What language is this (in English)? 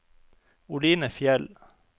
Norwegian